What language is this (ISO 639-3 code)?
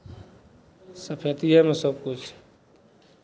mai